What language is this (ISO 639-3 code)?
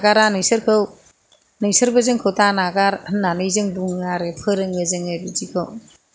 brx